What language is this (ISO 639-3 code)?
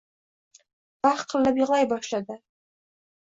uzb